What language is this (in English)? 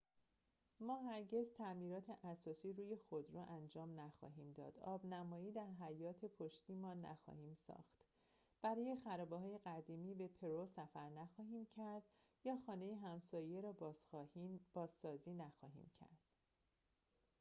Persian